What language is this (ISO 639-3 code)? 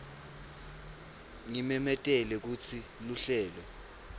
ssw